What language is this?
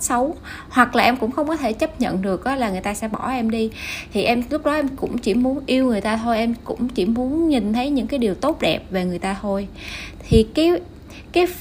Vietnamese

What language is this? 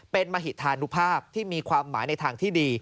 Thai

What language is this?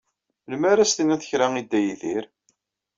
Kabyle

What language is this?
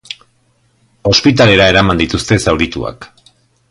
Basque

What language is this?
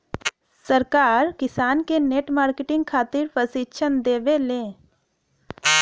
Bhojpuri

